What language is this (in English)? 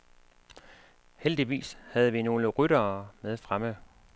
Danish